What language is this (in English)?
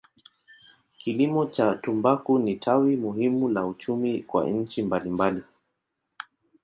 Swahili